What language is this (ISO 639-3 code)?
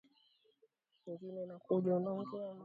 swa